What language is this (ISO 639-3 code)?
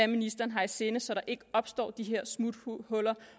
dan